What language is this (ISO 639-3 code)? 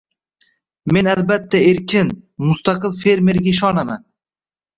uzb